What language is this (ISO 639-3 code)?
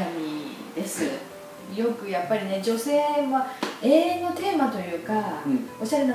jpn